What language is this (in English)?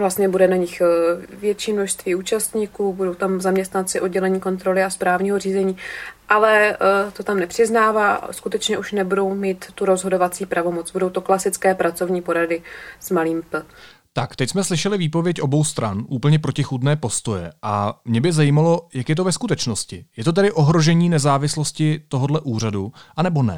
Czech